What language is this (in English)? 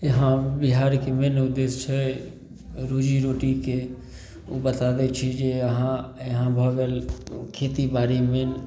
Maithili